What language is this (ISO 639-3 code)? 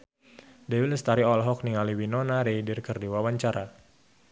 sun